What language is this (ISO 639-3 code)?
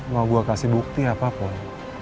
ind